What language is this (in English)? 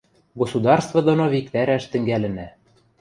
Western Mari